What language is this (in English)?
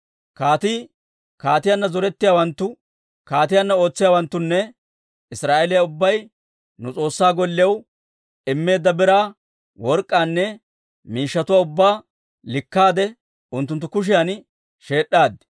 Dawro